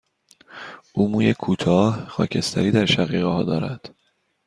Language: Persian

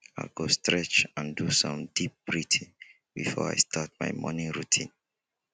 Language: Nigerian Pidgin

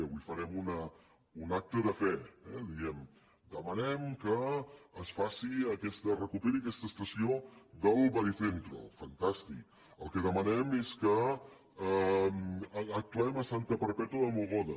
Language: Catalan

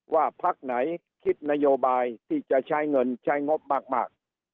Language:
Thai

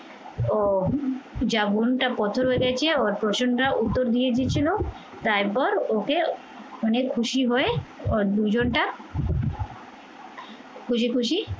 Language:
Bangla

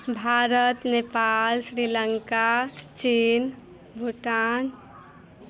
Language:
Maithili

